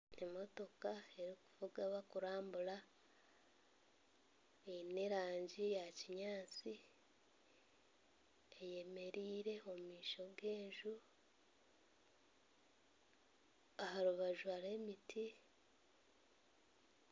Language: Nyankole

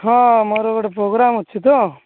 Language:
Odia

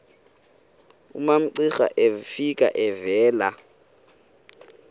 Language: Xhosa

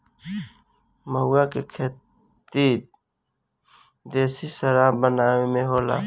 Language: Bhojpuri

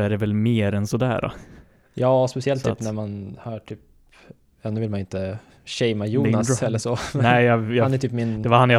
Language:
Swedish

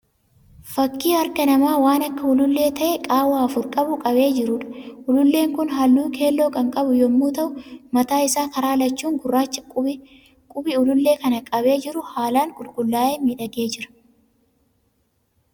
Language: Oromo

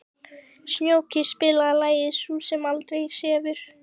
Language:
Icelandic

